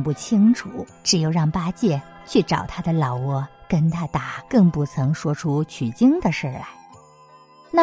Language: Chinese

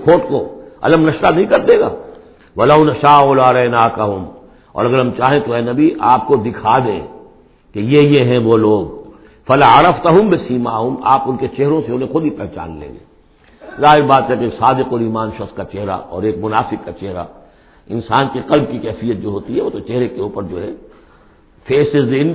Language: Urdu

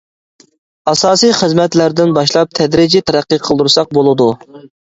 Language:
Uyghur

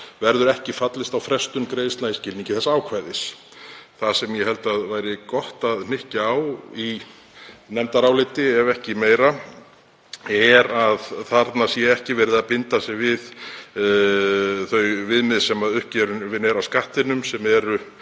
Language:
Icelandic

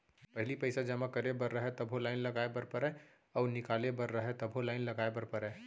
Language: Chhattisgarhi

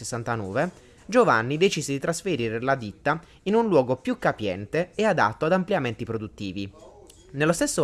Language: Italian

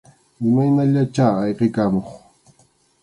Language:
Arequipa-La Unión Quechua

